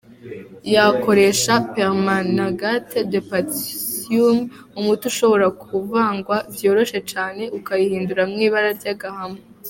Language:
Kinyarwanda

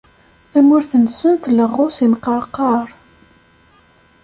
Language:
Kabyle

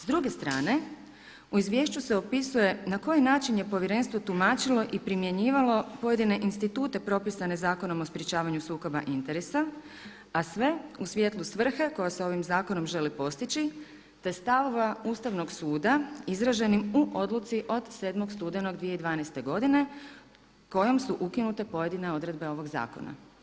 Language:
Croatian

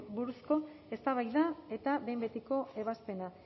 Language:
Basque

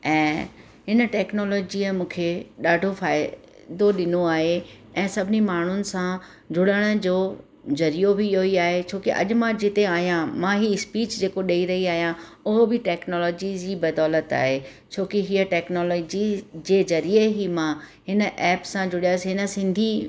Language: Sindhi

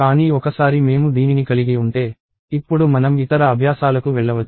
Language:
Telugu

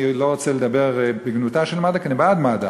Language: Hebrew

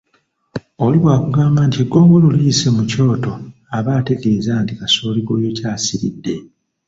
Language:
Ganda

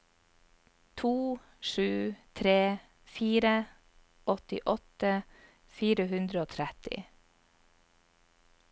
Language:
Norwegian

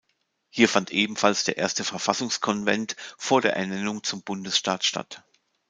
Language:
German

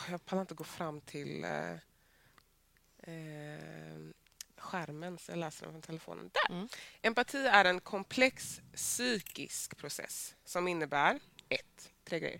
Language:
Swedish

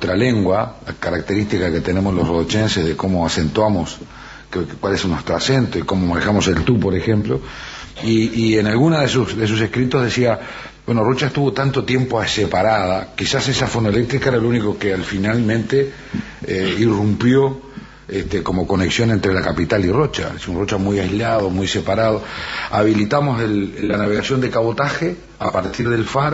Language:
Spanish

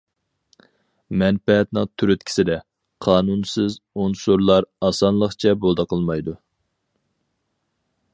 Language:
Uyghur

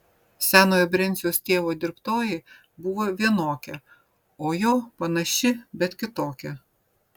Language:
Lithuanian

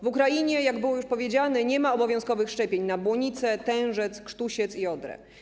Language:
Polish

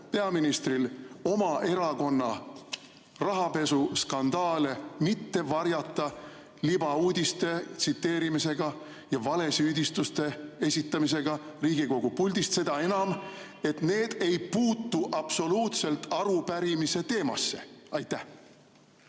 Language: Estonian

